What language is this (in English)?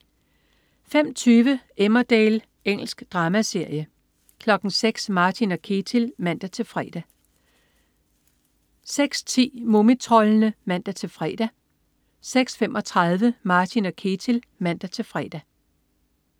Danish